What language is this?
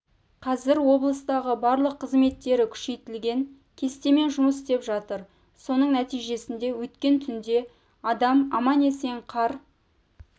Kazakh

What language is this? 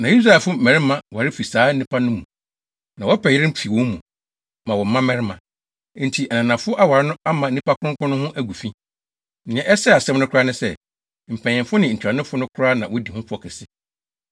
Akan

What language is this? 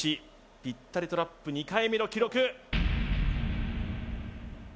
Japanese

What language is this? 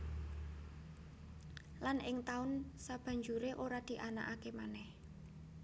Javanese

